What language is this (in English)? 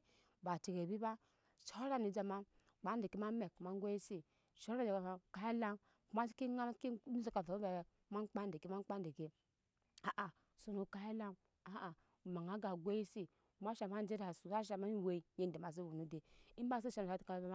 Nyankpa